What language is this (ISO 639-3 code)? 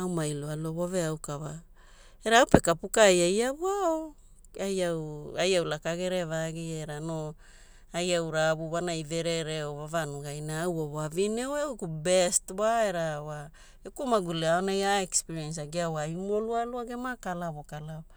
hul